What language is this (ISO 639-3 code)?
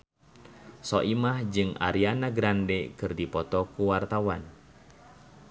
sun